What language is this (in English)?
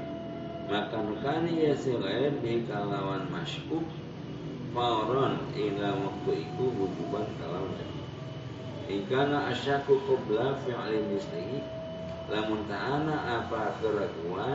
Indonesian